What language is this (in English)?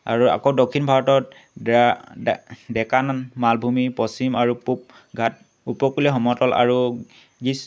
Assamese